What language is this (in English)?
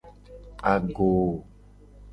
Gen